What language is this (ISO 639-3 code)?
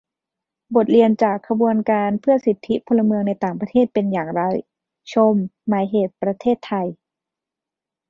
tha